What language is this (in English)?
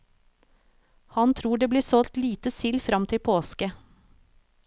Norwegian